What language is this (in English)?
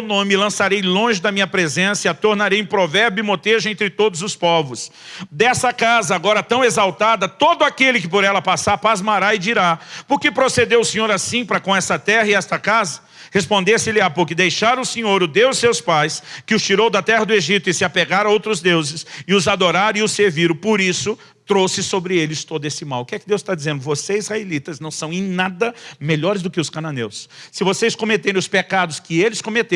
Portuguese